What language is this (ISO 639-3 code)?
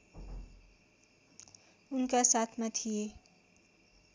nep